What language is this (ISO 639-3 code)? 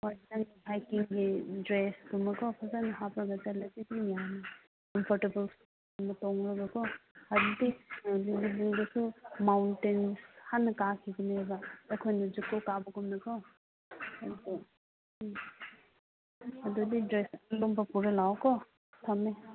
mni